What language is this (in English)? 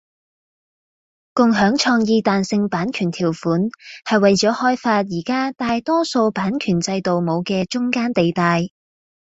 Cantonese